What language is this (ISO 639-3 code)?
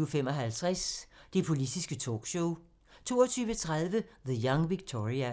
dan